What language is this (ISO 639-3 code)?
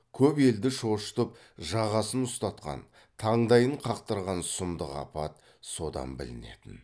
kaz